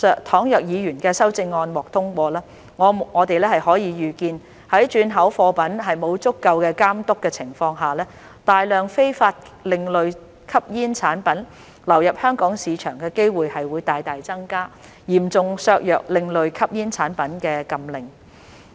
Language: Cantonese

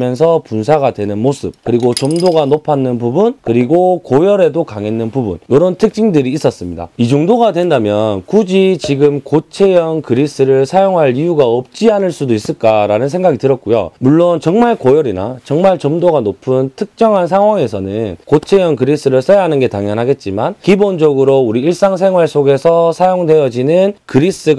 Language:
Korean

